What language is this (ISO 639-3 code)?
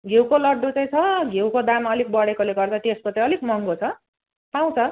nep